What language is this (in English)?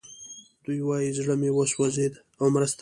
Pashto